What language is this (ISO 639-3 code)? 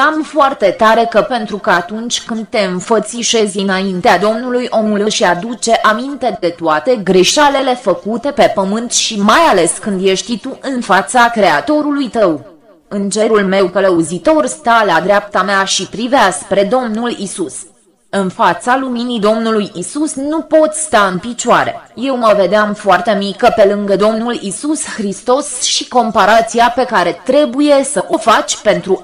ron